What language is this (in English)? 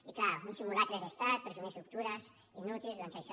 Catalan